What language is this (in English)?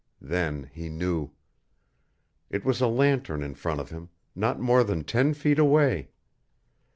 English